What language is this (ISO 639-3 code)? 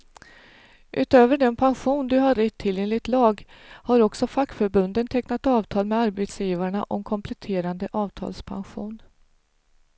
swe